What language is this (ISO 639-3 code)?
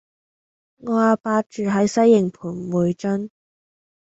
yue